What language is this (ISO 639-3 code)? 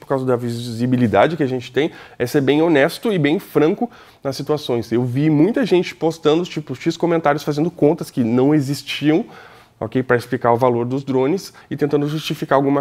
por